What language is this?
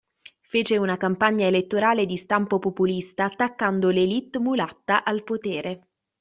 Italian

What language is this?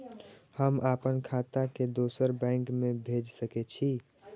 Maithili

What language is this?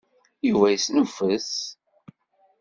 Kabyle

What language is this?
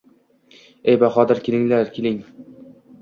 Uzbek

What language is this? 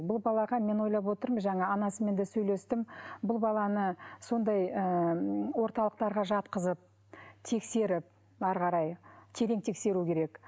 Kazakh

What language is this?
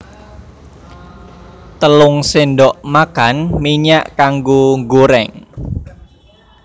Javanese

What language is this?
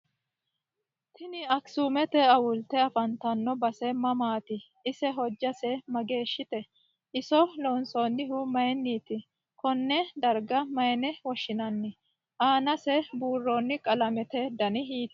Sidamo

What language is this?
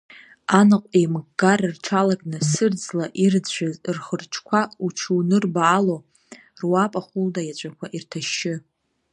Abkhazian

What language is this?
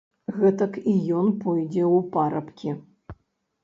Belarusian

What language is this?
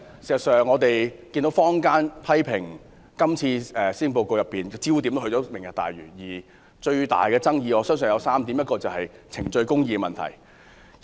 Cantonese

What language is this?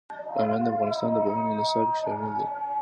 Pashto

